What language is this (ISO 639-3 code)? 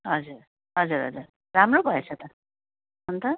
nep